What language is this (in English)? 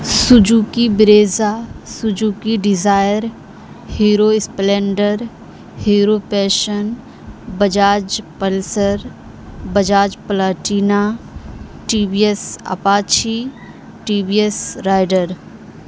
Urdu